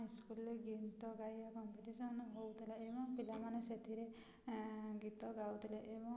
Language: Odia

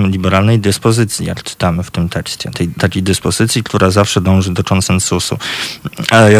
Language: Polish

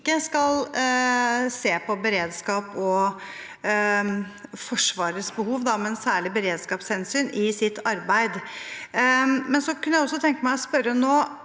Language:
Norwegian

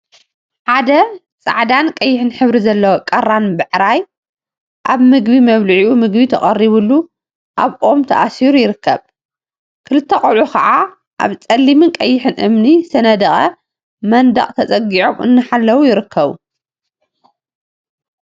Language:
Tigrinya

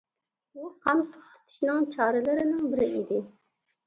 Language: Uyghur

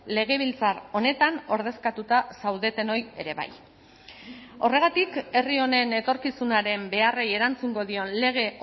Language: Basque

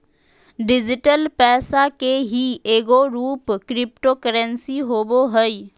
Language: Magahi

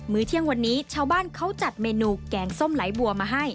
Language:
Thai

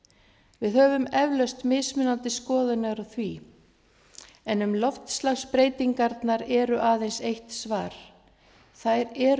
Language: Icelandic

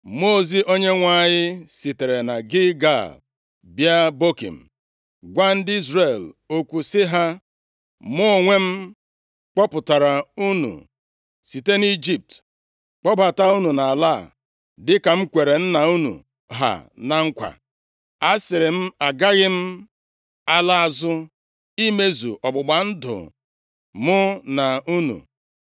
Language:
Igbo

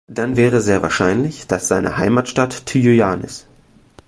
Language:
German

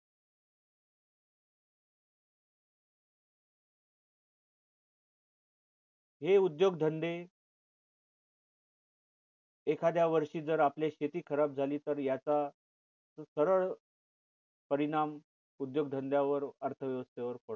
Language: Marathi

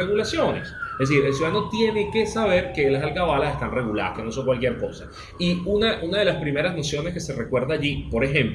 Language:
Spanish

